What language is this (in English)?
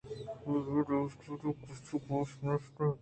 Eastern Balochi